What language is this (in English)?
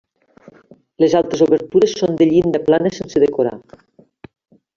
Catalan